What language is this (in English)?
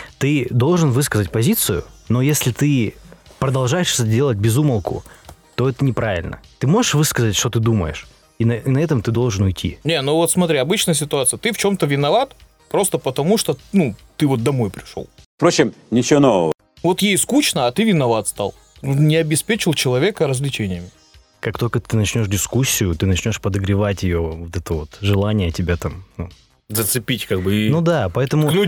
Russian